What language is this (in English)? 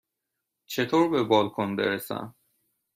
Persian